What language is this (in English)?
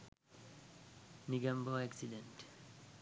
Sinhala